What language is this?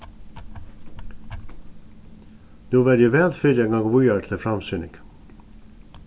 Faroese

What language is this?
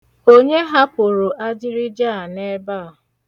Igbo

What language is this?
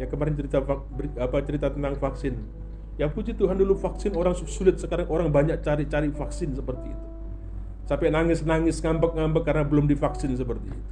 Indonesian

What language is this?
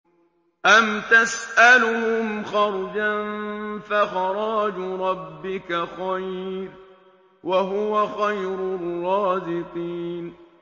Arabic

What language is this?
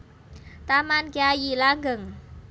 Javanese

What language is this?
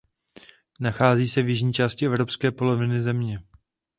Czech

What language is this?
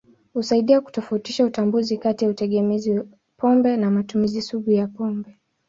Swahili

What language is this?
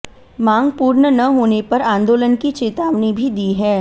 Hindi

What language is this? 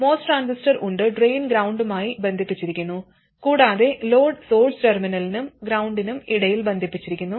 Malayalam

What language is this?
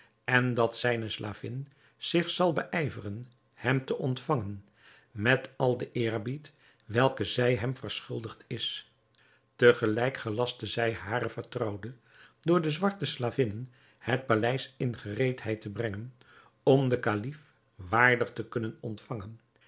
Dutch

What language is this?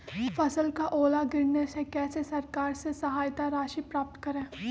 Magahi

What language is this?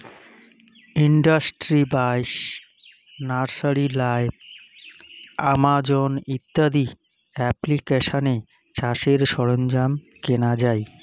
Bangla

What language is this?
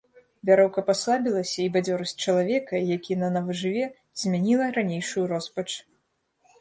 Belarusian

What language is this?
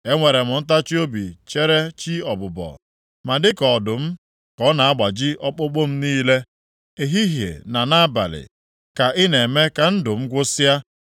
Igbo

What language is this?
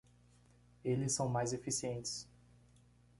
Portuguese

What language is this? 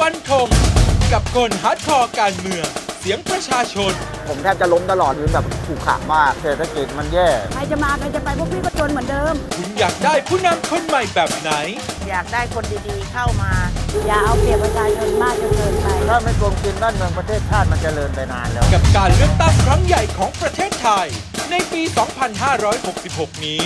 Thai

